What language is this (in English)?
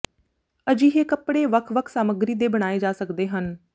Punjabi